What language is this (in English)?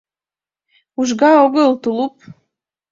Mari